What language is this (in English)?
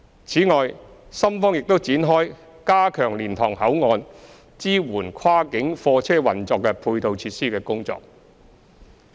Cantonese